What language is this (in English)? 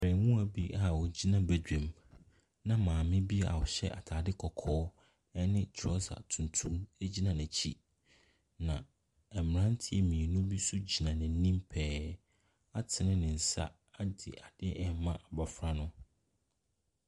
Akan